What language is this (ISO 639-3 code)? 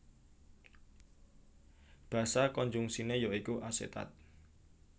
jav